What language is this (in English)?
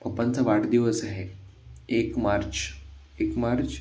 Marathi